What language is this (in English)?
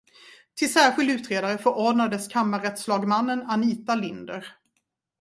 Swedish